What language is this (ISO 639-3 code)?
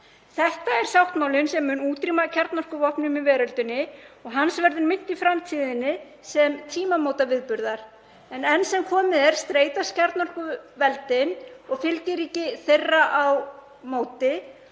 isl